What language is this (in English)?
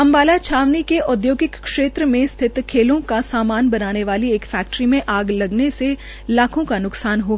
Hindi